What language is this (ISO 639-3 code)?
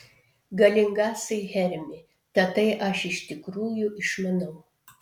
lit